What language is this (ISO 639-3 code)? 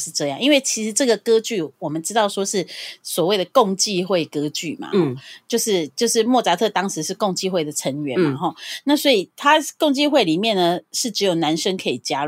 zho